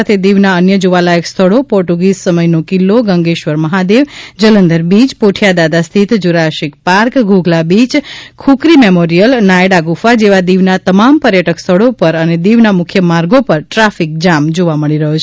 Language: Gujarati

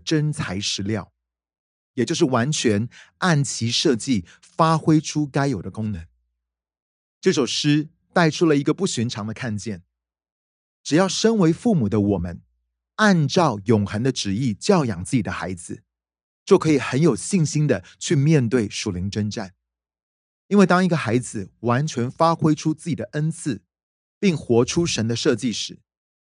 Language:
Chinese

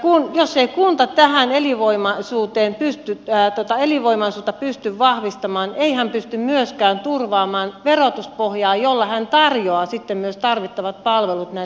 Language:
Finnish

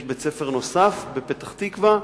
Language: Hebrew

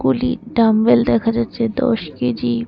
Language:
Bangla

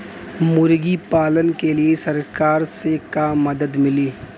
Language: Bhojpuri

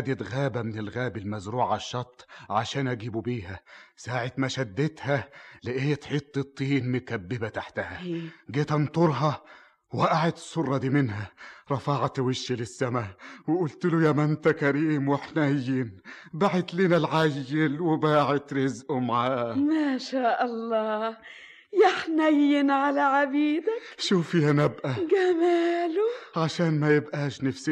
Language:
Arabic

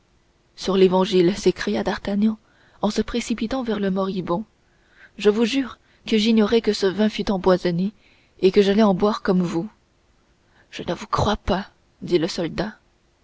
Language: French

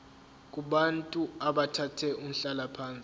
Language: Zulu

